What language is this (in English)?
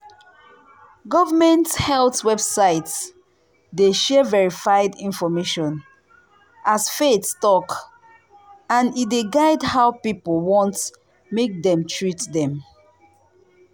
Nigerian Pidgin